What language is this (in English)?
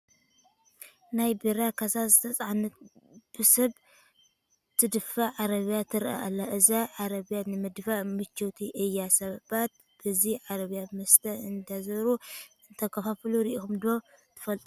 Tigrinya